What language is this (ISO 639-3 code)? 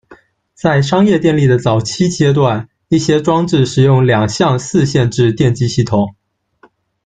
zho